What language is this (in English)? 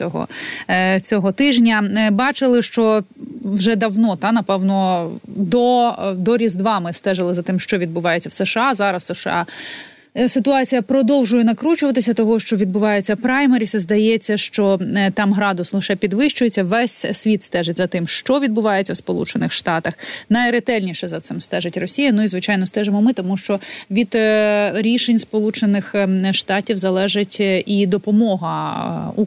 Ukrainian